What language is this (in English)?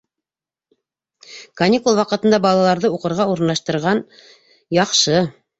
Bashkir